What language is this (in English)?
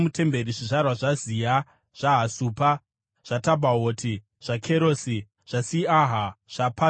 Shona